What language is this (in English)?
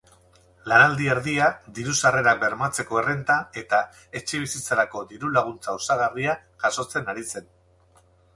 Basque